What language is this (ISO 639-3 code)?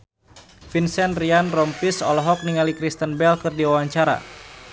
sun